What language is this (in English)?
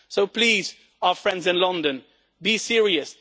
English